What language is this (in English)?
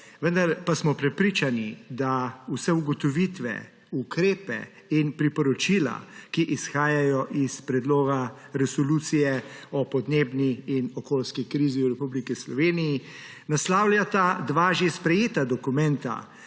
Slovenian